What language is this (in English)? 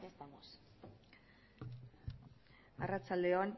Basque